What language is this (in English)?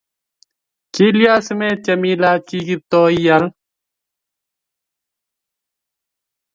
Kalenjin